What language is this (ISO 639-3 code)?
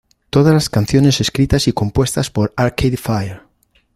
spa